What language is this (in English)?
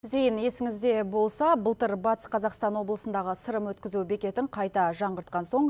Kazakh